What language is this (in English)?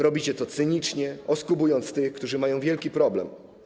Polish